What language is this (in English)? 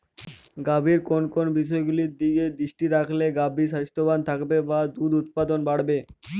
Bangla